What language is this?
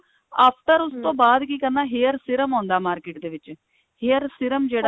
Punjabi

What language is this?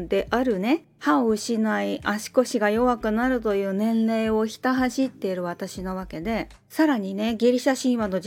Japanese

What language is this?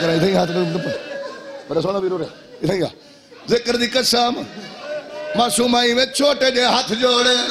Arabic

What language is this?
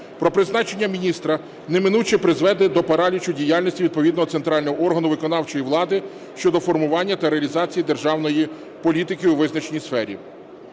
Ukrainian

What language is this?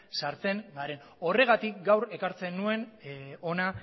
Basque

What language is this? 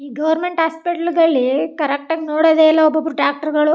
Kannada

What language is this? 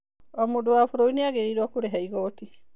Kikuyu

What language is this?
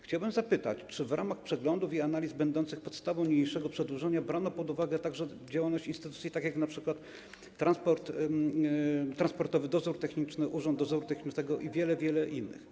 Polish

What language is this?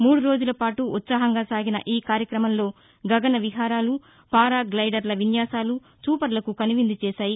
Telugu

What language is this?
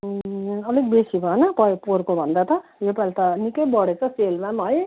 Nepali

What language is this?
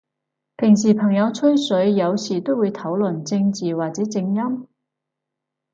Cantonese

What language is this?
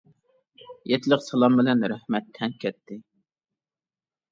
Uyghur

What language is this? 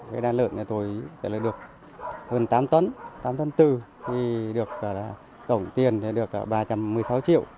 Vietnamese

